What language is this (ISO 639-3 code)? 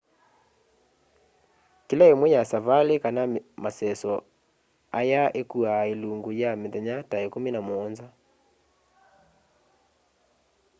kam